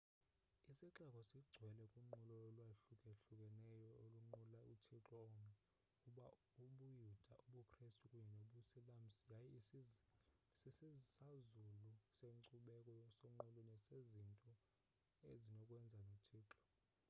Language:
Xhosa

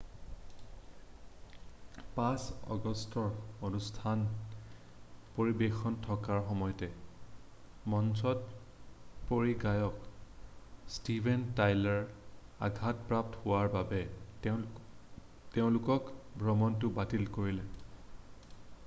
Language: Assamese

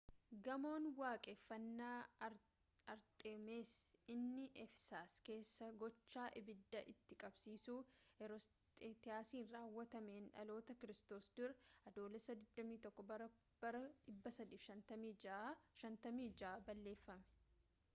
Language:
Oromo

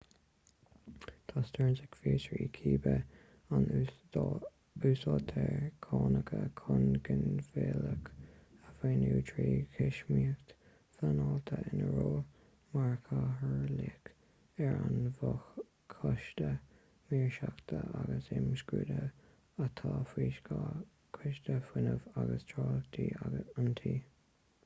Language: Irish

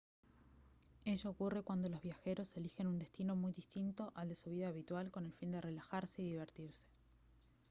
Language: Spanish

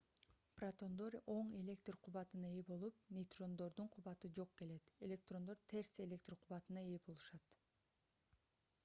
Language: Kyrgyz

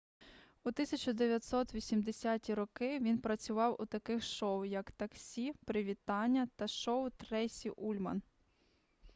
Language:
Ukrainian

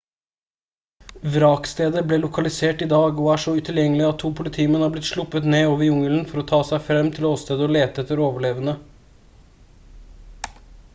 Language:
Norwegian Bokmål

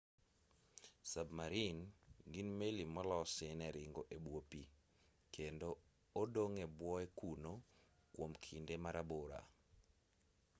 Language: Luo (Kenya and Tanzania)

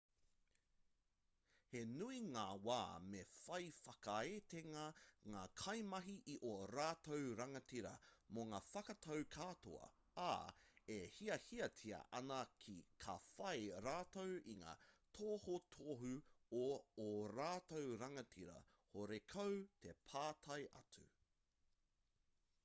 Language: Māori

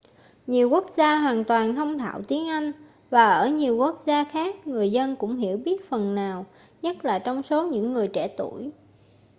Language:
Vietnamese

